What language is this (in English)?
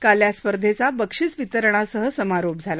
Marathi